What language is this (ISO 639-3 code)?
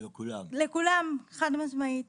heb